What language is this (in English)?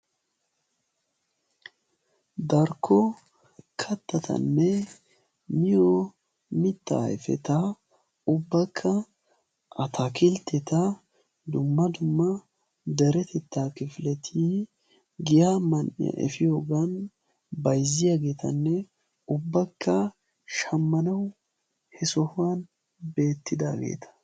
Wolaytta